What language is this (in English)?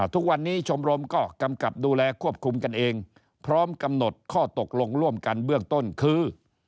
Thai